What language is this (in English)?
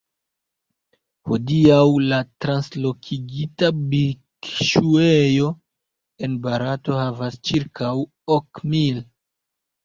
Esperanto